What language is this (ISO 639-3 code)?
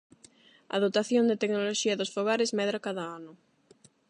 glg